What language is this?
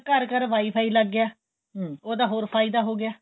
Punjabi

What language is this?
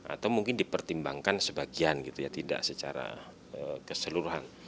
Indonesian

